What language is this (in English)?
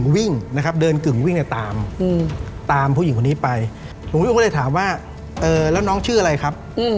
Thai